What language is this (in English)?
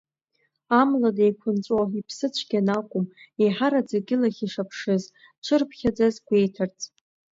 Abkhazian